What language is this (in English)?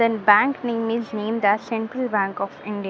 English